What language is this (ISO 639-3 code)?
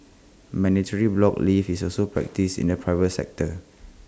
eng